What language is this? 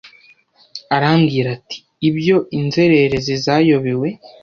Kinyarwanda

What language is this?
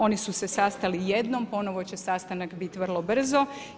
Croatian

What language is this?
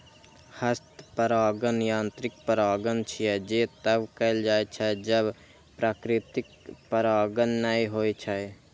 Maithili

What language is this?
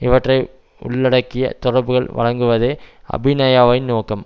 Tamil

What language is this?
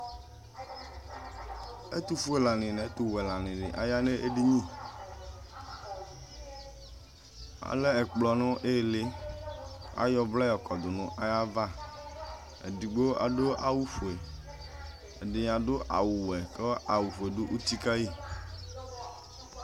Ikposo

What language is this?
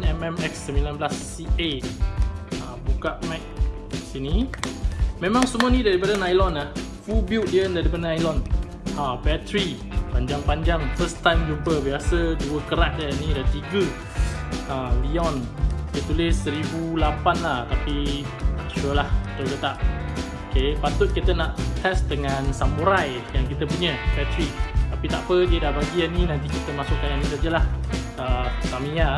Malay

